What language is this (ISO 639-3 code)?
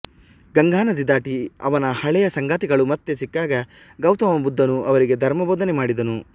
kan